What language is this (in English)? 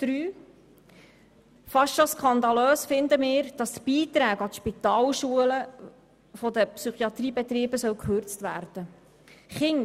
Swiss German